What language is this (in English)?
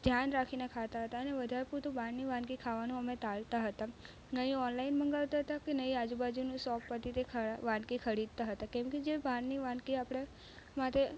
Gujarati